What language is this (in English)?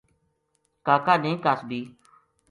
Gujari